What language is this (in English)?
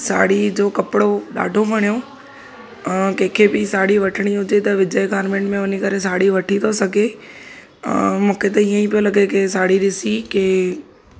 Sindhi